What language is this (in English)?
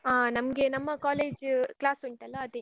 Kannada